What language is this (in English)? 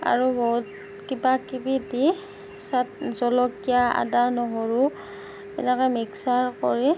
Assamese